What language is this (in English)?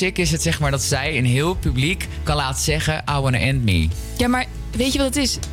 Dutch